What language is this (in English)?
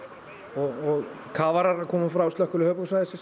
Icelandic